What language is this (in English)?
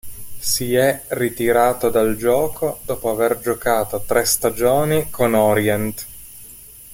Italian